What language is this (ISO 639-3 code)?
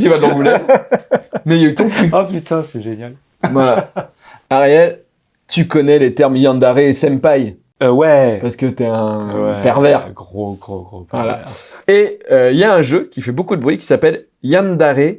fra